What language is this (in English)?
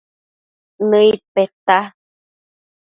Matsés